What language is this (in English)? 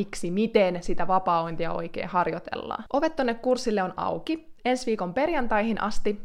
Finnish